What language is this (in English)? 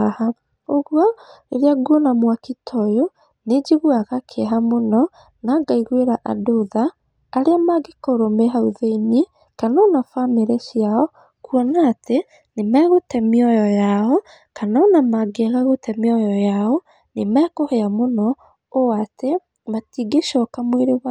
Kikuyu